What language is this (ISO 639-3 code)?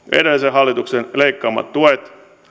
fin